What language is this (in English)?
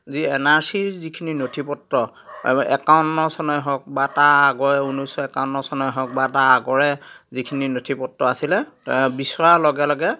Assamese